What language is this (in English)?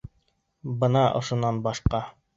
Bashkir